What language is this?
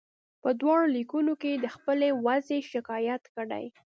Pashto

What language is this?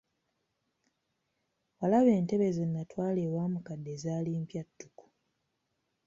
Ganda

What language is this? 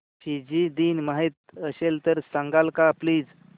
Marathi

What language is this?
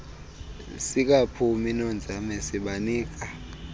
Xhosa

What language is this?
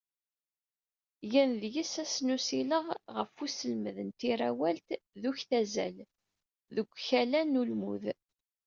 Kabyle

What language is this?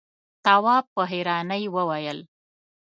Pashto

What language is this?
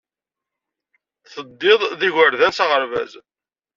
Kabyle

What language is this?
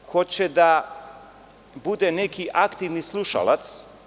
Serbian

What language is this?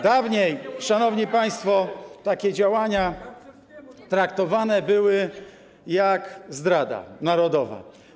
Polish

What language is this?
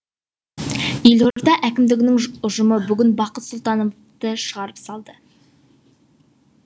Kazakh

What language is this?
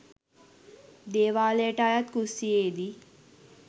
Sinhala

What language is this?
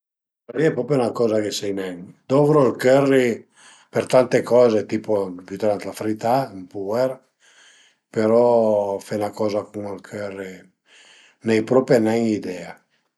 Piedmontese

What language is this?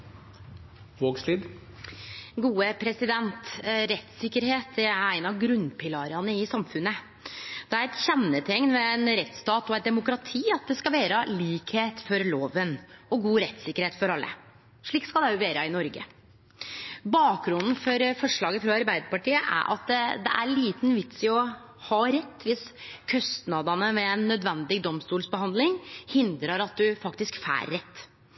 Norwegian Nynorsk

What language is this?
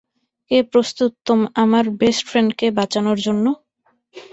Bangla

